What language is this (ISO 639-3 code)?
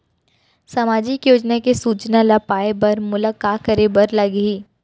hne